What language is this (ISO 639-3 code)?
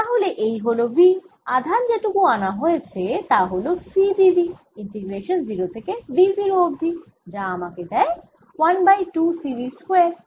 ben